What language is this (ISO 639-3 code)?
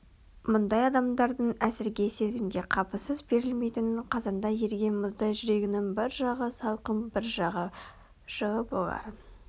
kaz